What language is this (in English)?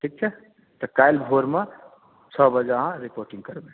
Maithili